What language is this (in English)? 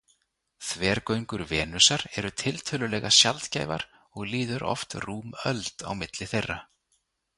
Icelandic